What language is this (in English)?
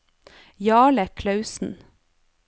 Norwegian